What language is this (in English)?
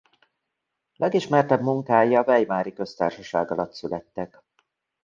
Hungarian